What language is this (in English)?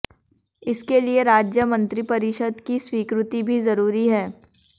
Hindi